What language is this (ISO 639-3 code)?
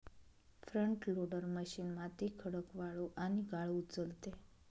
mar